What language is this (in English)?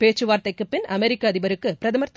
Tamil